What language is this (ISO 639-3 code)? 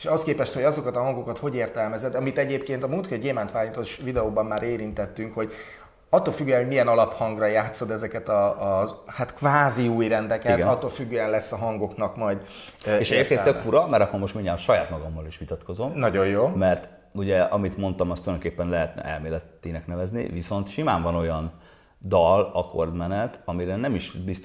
hun